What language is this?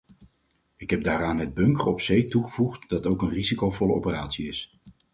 Dutch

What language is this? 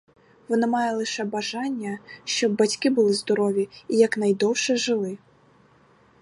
Ukrainian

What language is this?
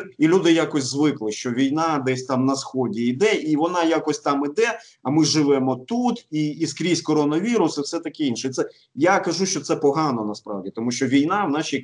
Ukrainian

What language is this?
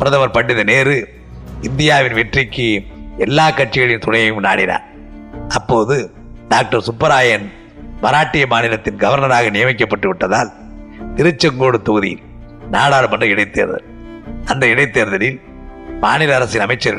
Tamil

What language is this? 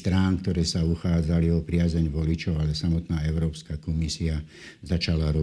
Slovak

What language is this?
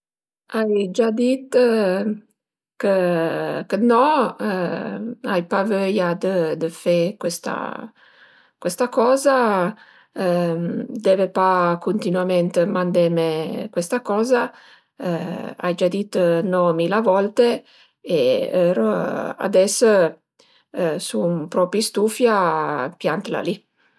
Piedmontese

